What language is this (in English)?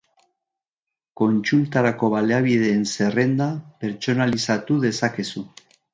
Basque